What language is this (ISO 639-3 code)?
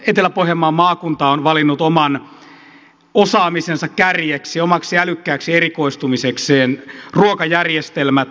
fin